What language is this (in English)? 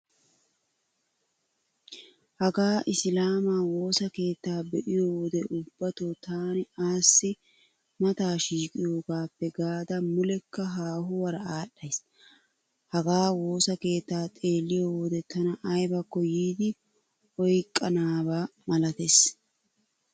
Wolaytta